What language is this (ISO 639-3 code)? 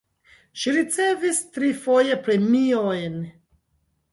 epo